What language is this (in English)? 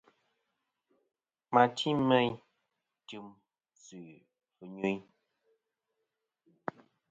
Kom